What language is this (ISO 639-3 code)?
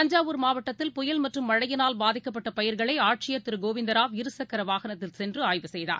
tam